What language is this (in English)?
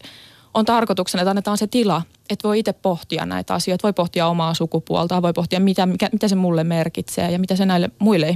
Finnish